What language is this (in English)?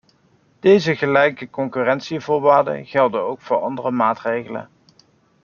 Dutch